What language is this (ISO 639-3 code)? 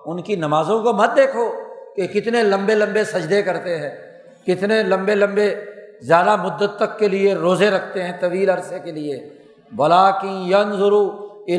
urd